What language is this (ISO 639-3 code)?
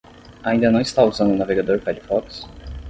por